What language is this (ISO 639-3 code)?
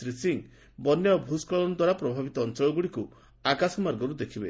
ori